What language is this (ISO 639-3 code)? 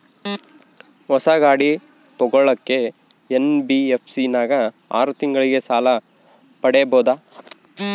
kan